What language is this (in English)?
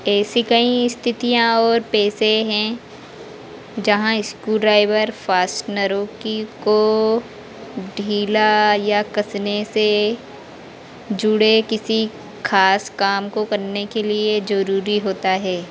Hindi